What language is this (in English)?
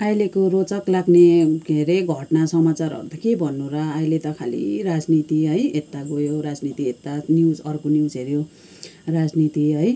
Nepali